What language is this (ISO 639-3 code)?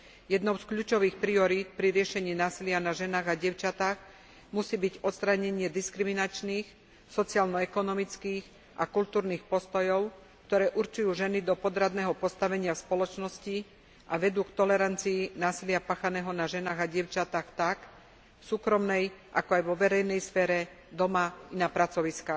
slk